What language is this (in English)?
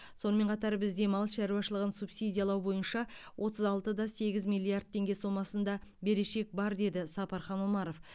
Kazakh